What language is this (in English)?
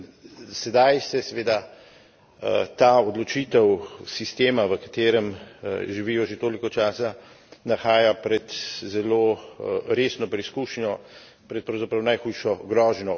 Slovenian